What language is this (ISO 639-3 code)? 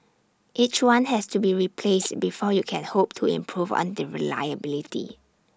eng